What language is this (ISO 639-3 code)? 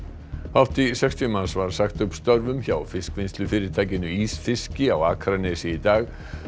isl